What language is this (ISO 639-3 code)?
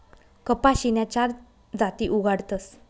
mar